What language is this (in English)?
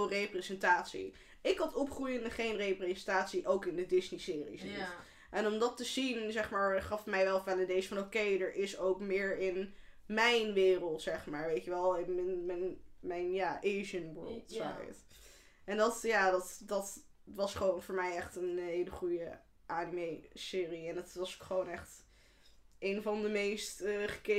Dutch